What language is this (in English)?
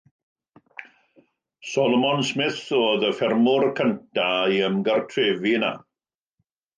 Welsh